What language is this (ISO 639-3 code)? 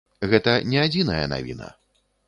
bel